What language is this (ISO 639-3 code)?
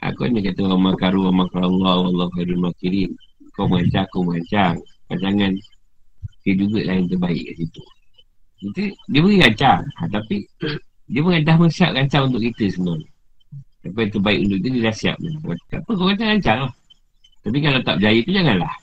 msa